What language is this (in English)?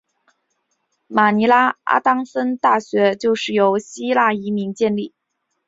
Chinese